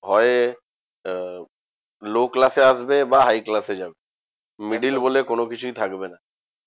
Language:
Bangla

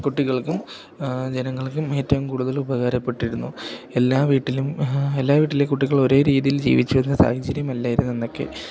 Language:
Malayalam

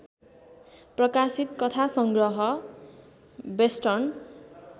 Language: Nepali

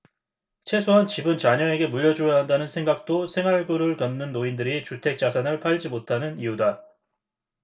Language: Korean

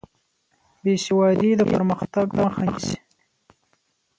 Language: Pashto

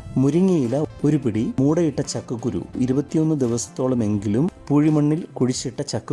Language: Malayalam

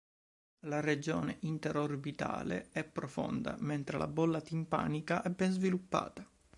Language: Italian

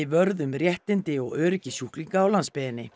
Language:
Icelandic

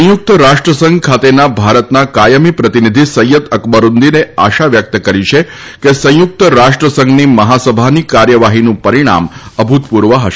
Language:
Gujarati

